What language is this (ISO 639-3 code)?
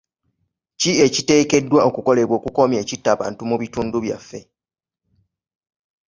lug